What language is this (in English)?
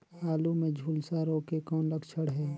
Chhattisgarhi